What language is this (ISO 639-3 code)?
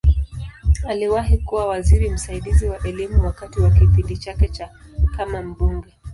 swa